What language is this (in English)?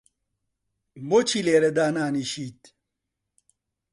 Central Kurdish